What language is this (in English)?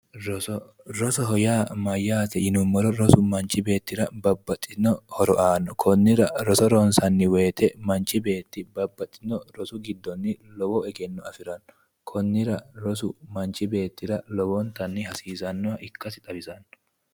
Sidamo